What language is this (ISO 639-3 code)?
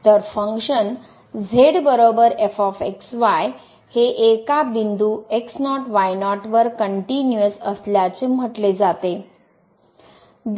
mar